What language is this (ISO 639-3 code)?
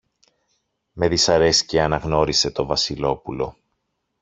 ell